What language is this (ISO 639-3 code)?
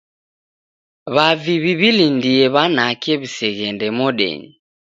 dav